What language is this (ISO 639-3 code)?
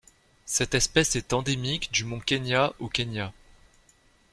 fra